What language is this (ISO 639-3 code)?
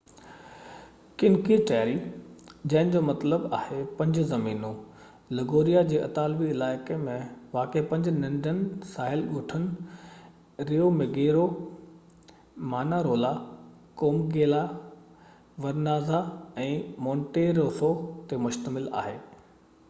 snd